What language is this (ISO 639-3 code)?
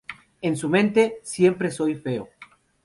spa